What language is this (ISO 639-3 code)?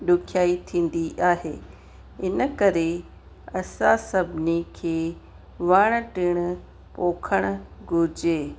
snd